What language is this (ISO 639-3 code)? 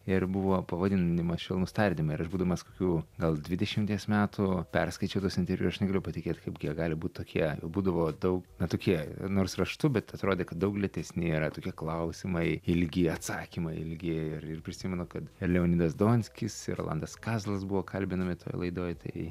lit